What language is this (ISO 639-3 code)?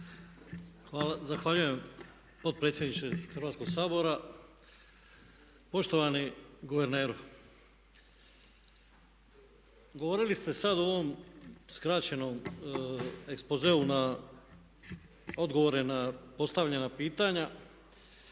hrv